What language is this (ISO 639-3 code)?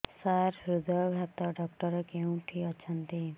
ori